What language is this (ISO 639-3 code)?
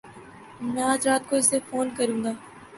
urd